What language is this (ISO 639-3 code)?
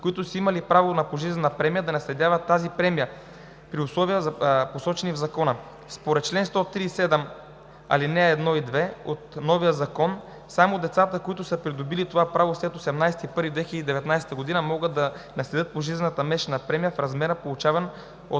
bul